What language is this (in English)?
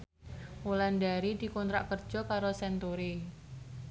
Javanese